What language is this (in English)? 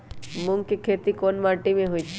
Magahi